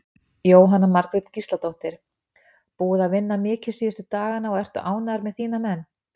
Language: Icelandic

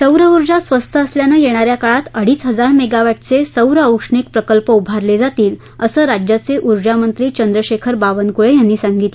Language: Marathi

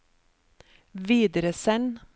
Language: Norwegian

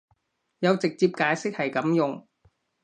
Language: Cantonese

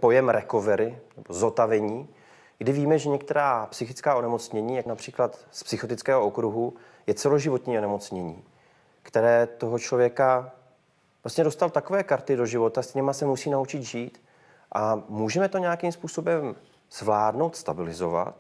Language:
Czech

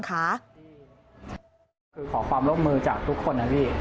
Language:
Thai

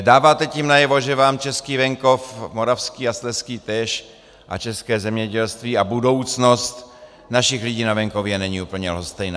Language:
Czech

